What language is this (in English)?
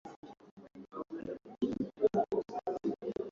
Swahili